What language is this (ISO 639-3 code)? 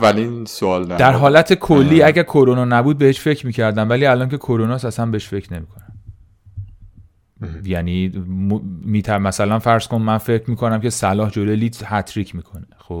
fas